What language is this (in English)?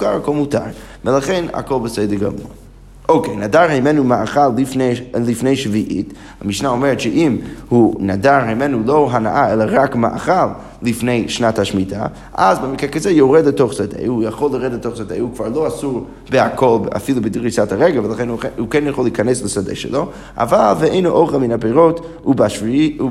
Hebrew